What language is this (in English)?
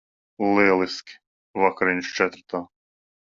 Latvian